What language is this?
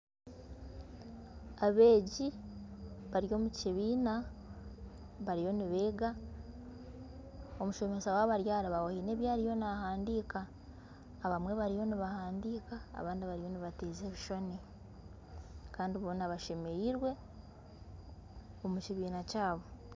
Nyankole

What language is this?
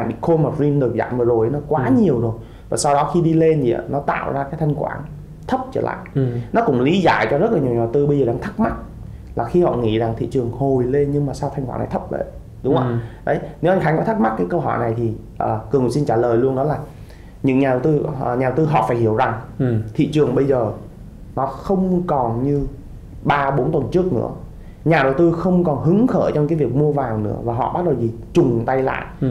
Vietnamese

